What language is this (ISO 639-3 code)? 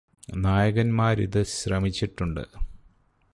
mal